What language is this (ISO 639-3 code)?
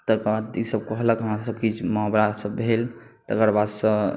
mai